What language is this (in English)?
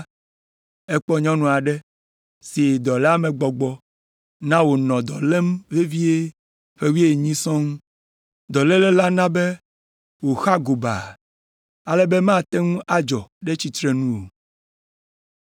Ewe